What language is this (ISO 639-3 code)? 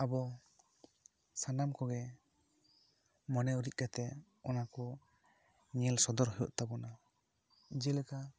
sat